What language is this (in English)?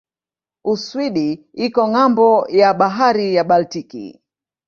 Swahili